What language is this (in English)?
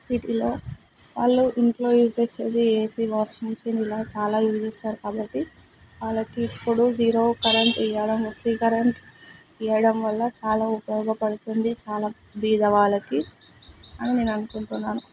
Telugu